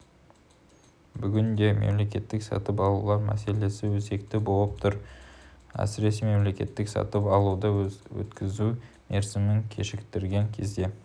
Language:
Kazakh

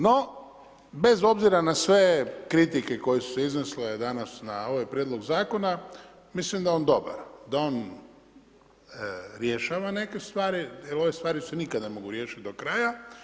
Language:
Croatian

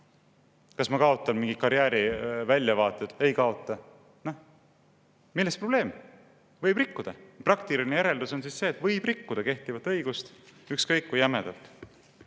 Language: Estonian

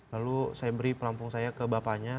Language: Indonesian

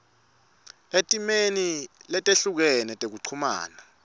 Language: Swati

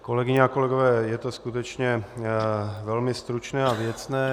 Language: Czech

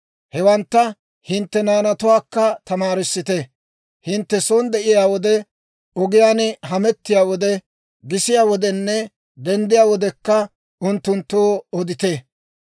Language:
Dawro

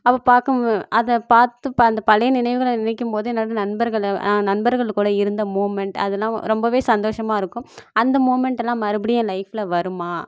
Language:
Tamil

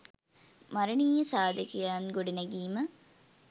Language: Sinhala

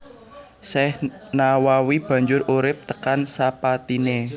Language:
Javanese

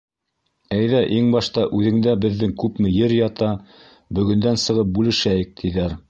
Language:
Bashkir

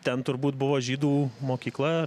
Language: Lithuanian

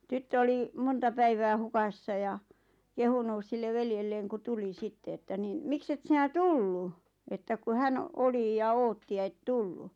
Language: Finnish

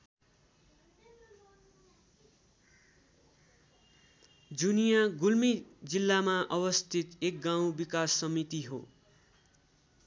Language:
Nepali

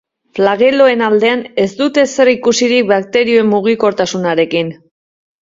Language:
Basque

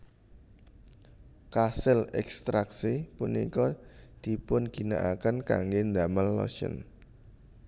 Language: Javanese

